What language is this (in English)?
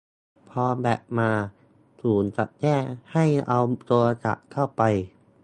Thai